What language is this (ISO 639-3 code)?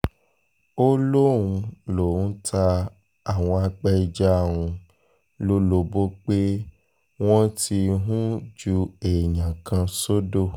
yor